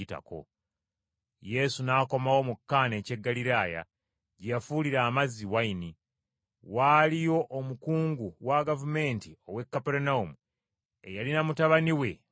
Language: Ganda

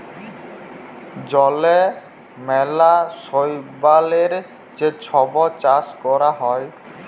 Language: Bangla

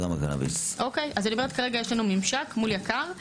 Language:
Hebrew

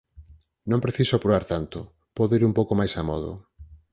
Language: Galician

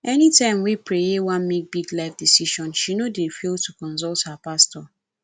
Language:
Nigerian Pidgin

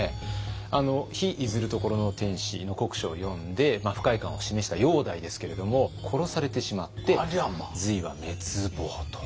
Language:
Japanese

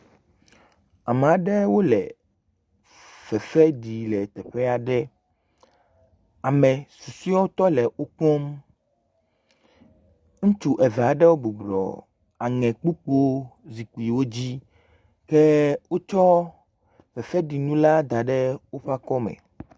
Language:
Ewe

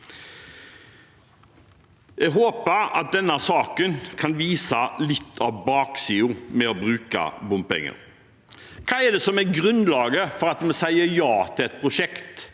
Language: Norwegian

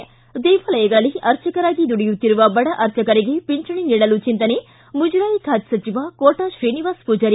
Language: Kannada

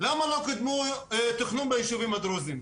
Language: Hebrew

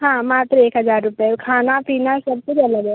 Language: Hindi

